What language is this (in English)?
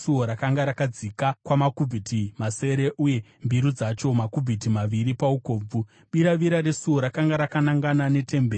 Shona